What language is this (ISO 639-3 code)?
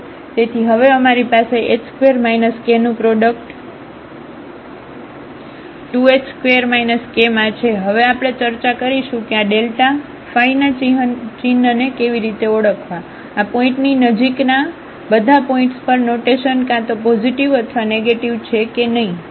guj